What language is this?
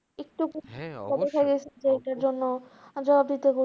Bangla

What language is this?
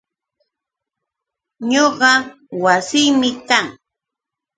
Yauyos Quechua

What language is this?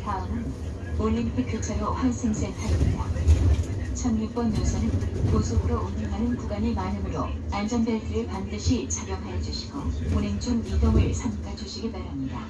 Korean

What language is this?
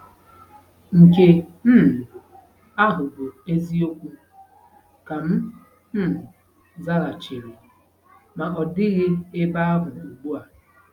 Igbo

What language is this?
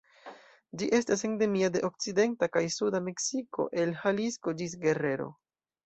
Esperanto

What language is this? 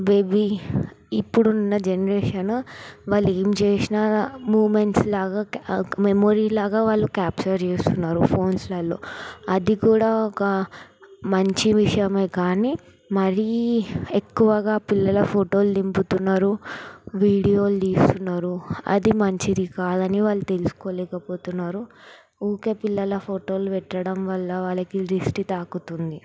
Telugu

